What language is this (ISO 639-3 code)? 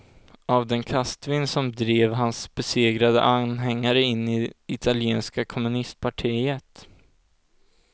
swe